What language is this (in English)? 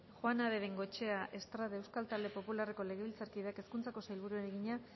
Basque